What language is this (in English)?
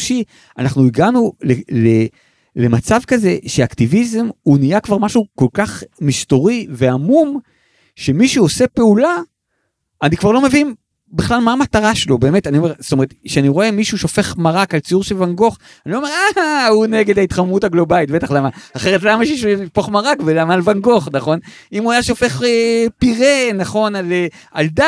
Hebrew